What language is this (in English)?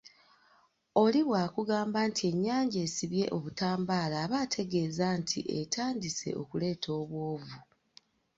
Ganda